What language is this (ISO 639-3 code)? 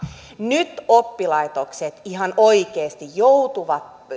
fin